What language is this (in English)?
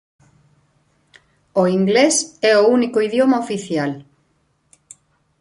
Galician